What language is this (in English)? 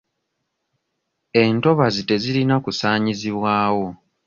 Ganda